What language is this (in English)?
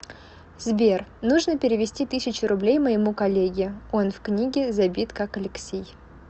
Russian